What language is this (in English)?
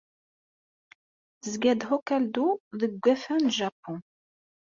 Kabyle